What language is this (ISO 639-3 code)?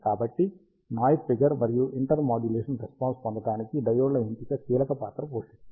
tel